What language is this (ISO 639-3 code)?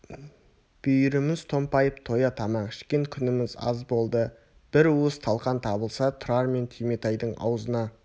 kaz